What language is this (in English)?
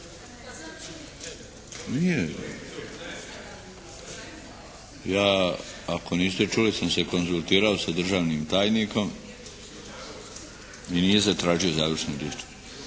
Croatian